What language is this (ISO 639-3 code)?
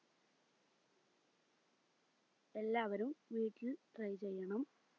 mal